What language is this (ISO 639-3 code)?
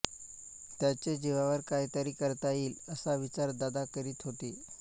mar